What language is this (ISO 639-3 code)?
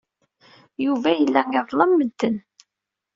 kab